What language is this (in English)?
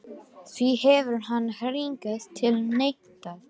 Icelandic